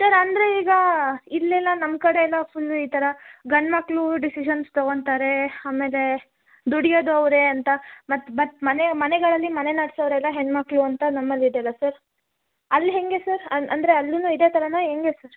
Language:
Kannada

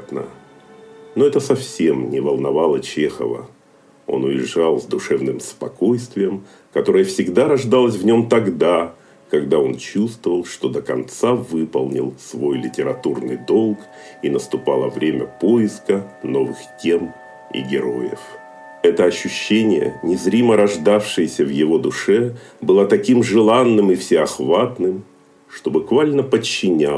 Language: Russian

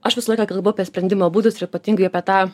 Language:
Lithuanian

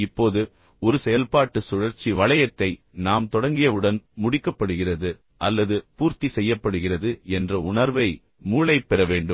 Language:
Tamil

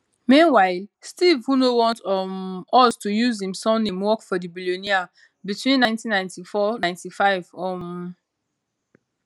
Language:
Nigerian Pidgin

